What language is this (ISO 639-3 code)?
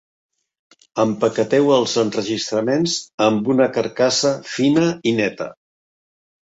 cat